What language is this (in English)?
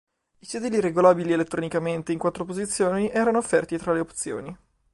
Italian